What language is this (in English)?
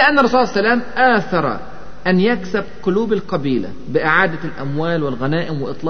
Arabic